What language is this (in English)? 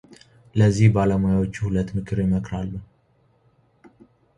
Amharic